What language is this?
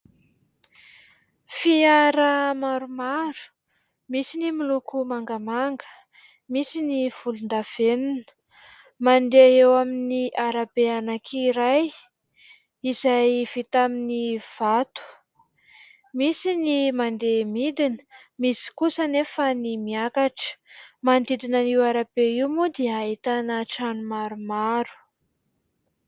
Malagasy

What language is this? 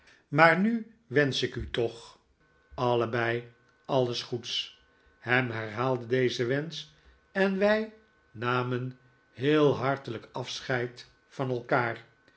Dutch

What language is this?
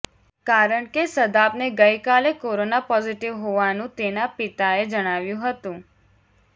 Gujarati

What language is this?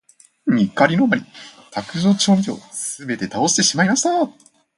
Japanese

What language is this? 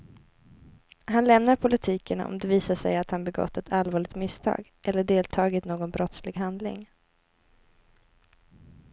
Swedish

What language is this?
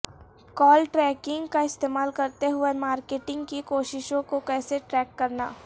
Urdu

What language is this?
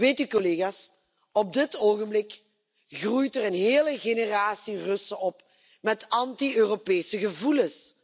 Dutch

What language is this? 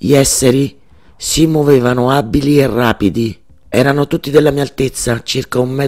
Italian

